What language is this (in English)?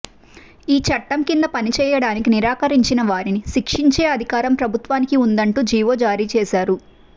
Telugu